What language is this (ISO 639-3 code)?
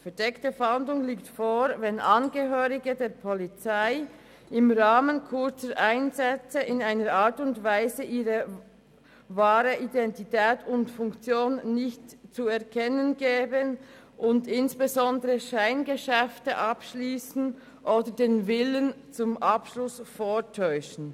gsw